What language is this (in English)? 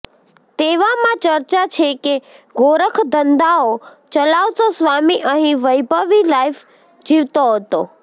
Gujarati